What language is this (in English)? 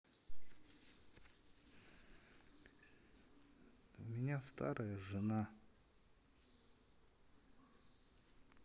Russian